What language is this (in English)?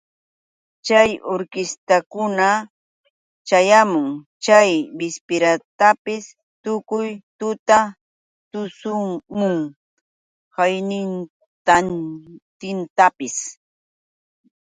Yauyos Quechua